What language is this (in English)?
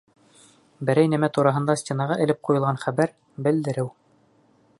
Bashkir